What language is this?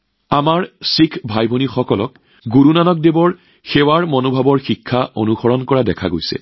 Assamese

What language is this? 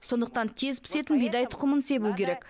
Kazakh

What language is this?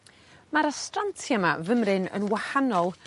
Welsh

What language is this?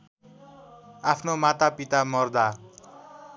Nepali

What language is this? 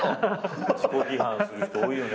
Japanese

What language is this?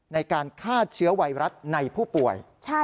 Thai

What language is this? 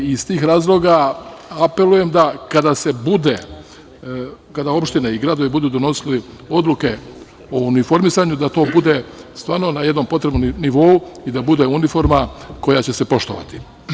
Serbian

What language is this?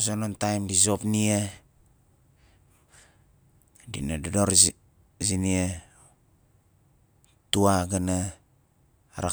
Nalik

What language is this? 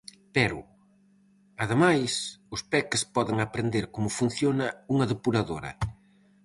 Galician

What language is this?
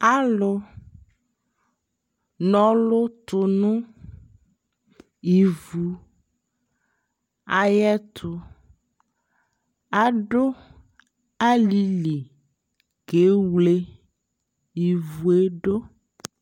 Ikposo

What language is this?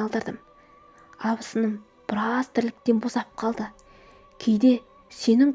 Kazakh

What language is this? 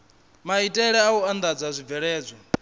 Venda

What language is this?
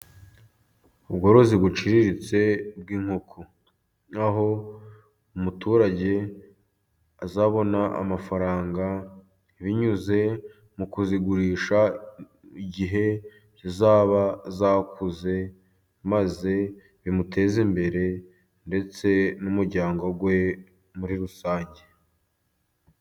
Kinyarwanda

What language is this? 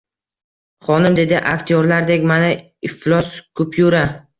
Uzbek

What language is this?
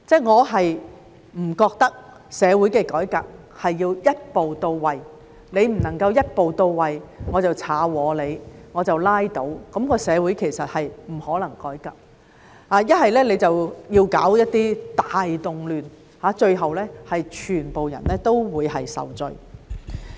Cantonese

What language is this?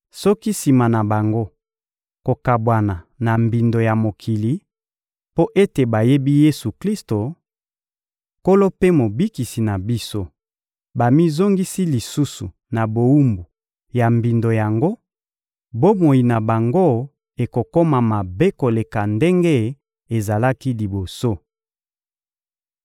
Lingala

